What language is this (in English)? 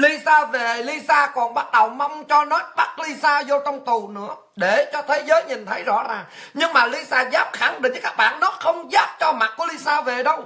Vietnamese